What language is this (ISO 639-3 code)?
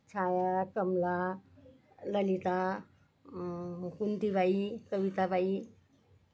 mar